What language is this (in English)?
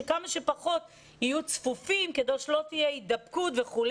Hebrew